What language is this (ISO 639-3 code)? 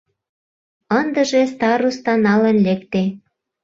chm